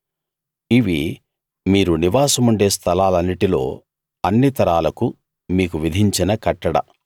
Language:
Telugu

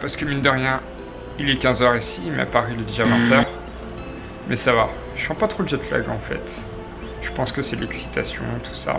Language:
French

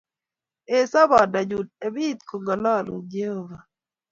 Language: Kalenjin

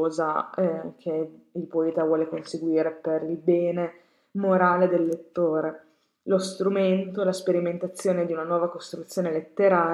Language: Italian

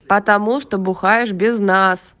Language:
Russian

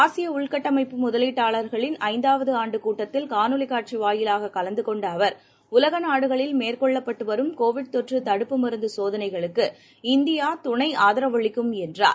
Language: Tamil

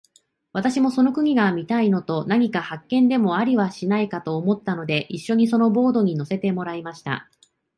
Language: Japanese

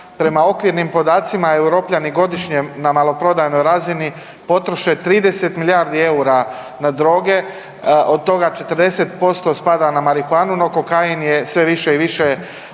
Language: Croatian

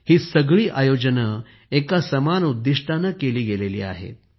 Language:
Marathi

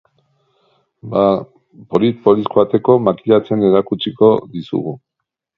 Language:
Basque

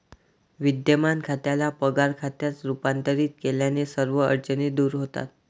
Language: Marathi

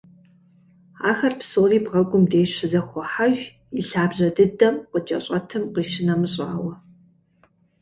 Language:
Kabardian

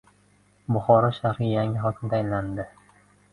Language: Uzbek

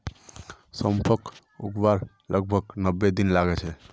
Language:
Magahi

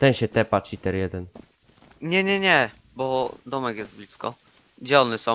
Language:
Polish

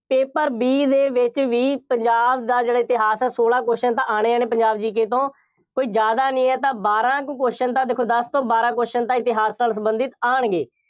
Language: Punjabi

